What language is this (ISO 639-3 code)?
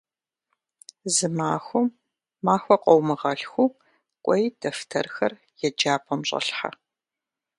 kbd